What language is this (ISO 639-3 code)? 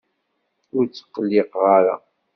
kab